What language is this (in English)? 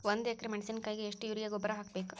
Kannada